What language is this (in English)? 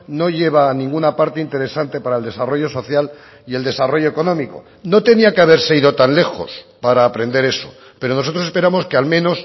Spanish